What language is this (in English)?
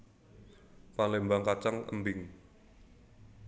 Javanese